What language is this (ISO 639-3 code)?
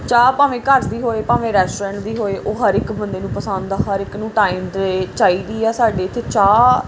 pan